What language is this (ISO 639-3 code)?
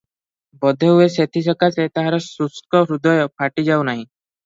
ori